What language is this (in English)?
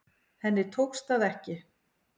Icelandic